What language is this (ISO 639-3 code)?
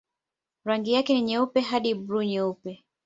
swa